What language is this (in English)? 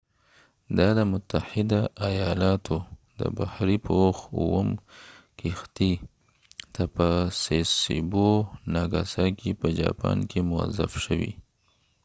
Pashto